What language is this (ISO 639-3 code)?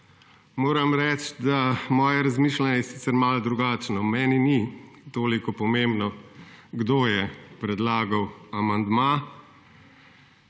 slv